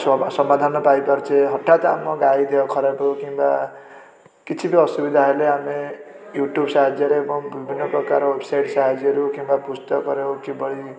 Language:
Odia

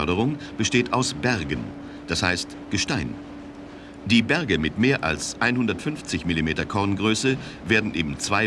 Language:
German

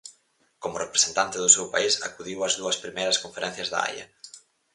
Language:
Galician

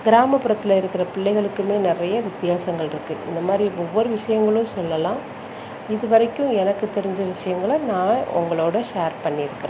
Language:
Tamil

